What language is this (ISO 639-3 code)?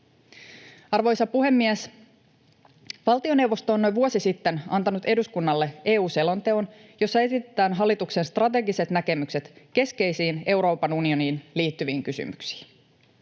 fin